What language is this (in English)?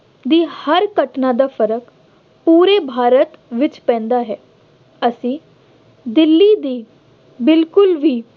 Punjabi